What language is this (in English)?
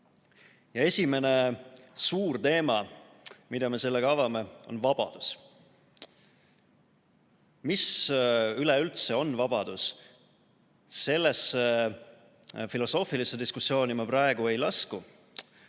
Estonian